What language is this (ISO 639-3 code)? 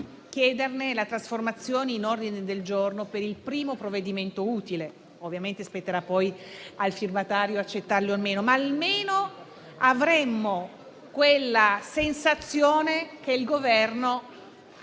ita